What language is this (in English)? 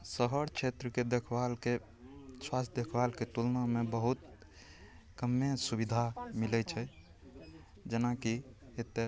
Maithili